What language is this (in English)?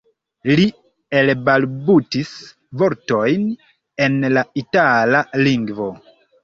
Esperanto